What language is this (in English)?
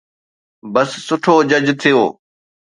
Sindhi